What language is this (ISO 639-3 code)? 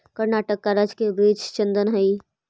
mag